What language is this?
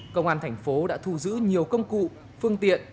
Vietnamese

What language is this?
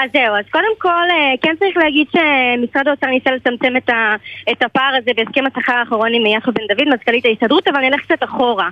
Hebrew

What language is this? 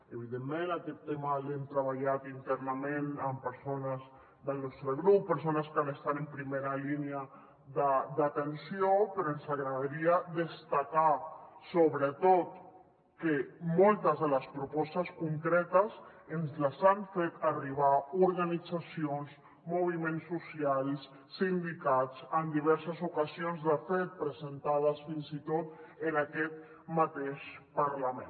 Catalan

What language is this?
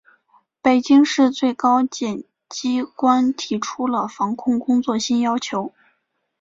Chinese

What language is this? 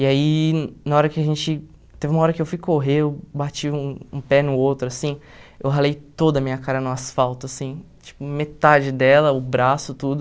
Portuguese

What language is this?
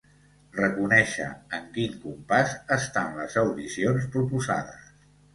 Catalan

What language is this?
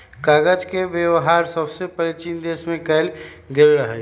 Magahi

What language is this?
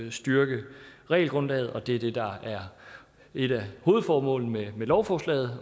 Danish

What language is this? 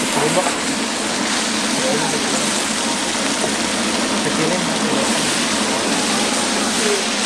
Indonesian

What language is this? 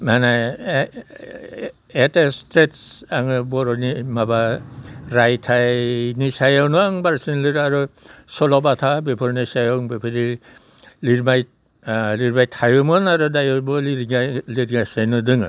Bodo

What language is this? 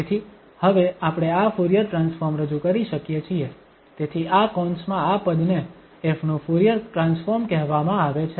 Gujarati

